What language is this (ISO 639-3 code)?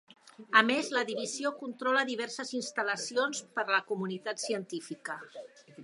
cat